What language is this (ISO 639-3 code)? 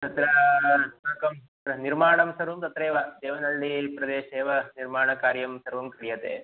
san